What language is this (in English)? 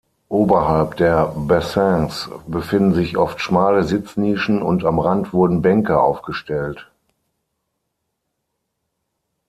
German